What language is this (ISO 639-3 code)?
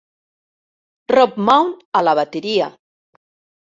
cat